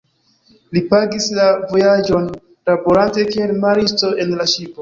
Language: Esperanto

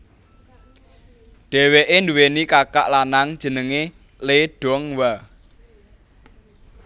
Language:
Javanese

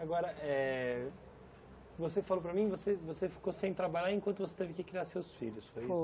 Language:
Portuguese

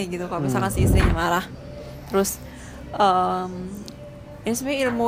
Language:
Indonesian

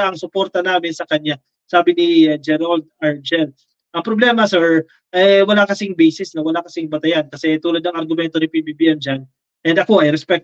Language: Filipino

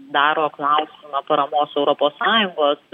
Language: Lithuanian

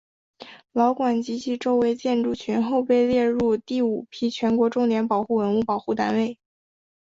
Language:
Chinese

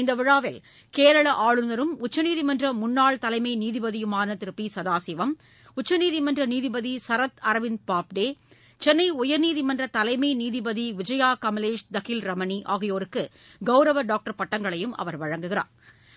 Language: Tamil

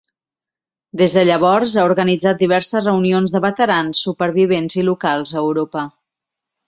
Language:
Catalan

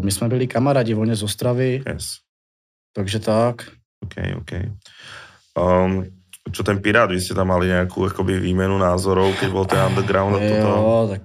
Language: Czech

